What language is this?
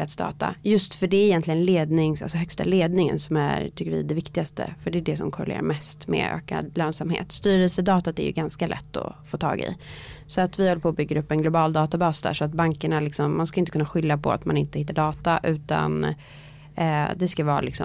Swedish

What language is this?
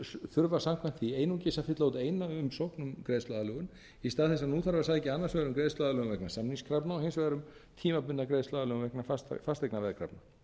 Icelandic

